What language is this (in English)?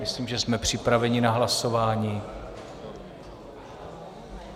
Czech